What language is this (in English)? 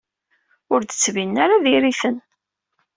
Kabyle